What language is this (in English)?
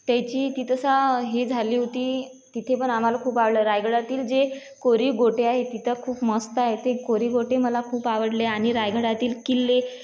Marathi